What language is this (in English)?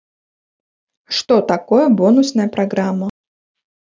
Russian